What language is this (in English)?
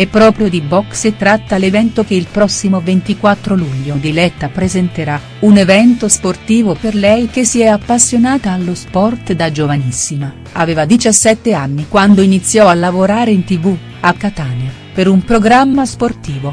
Italian